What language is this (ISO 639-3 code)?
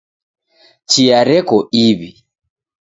dav